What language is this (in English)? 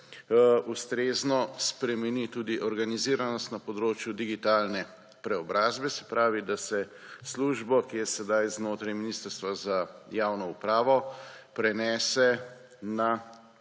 Slovenian